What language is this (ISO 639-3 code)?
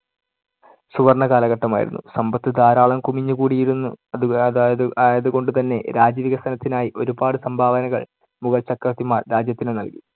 mal